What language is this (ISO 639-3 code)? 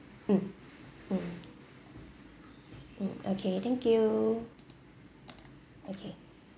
eng